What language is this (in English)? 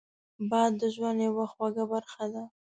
Pashto